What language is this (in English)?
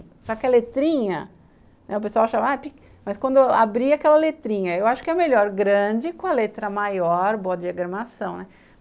Portuguese